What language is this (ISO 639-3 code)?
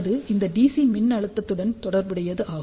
tam